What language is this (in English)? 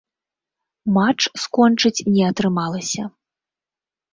Belarusian